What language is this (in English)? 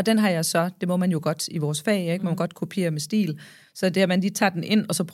Danish